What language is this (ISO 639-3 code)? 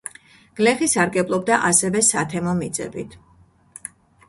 kat